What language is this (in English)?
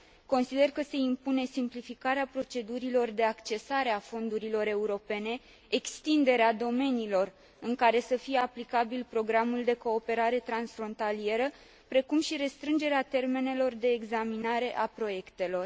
Romanian